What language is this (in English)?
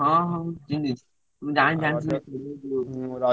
Odia